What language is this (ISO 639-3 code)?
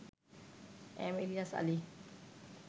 ben